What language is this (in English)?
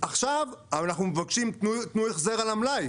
Hebrew